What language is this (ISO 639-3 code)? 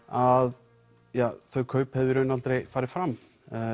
isl